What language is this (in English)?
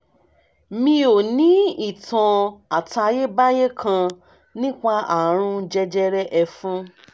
Yoruba